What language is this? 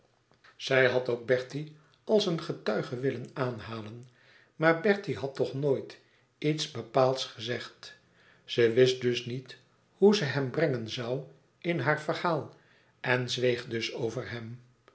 Dutch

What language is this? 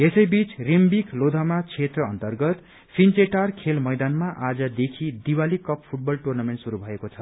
Nepali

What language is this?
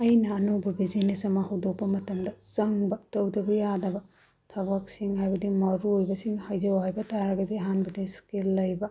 Manipuri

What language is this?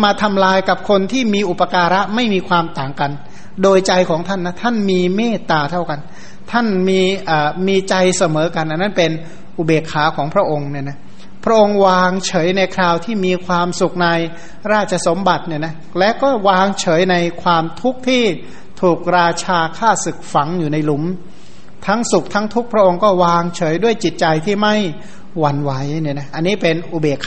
Thai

